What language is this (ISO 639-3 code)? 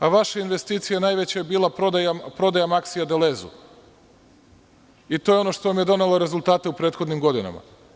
srp